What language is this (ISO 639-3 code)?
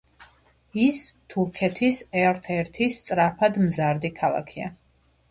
kat